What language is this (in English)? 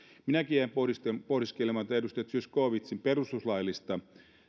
Finnish